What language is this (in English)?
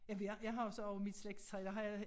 Danish